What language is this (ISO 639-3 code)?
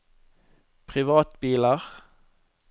nor